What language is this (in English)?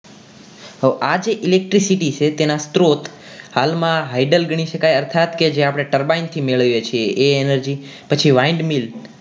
Gujarati